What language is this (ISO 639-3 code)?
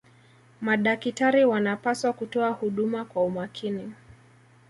swa